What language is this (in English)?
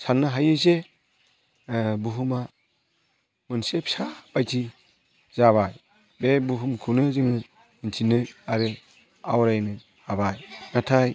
Bodo